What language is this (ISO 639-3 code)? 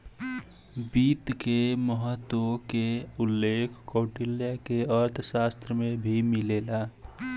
bho